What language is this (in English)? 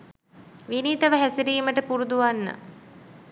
Sinhala